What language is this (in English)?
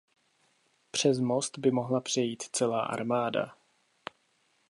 Czech